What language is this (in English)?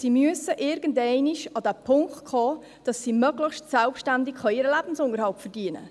Swiss German